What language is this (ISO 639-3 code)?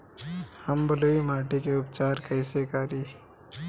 bho